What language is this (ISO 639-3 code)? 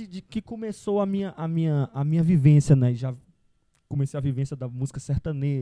por